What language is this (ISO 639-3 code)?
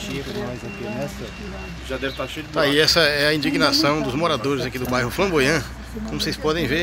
por